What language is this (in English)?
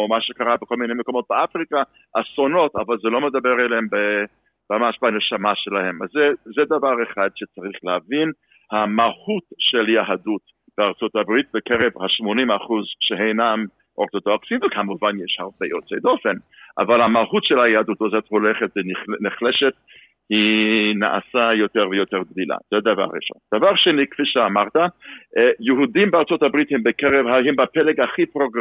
Hebrew